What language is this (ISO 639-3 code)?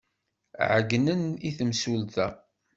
kab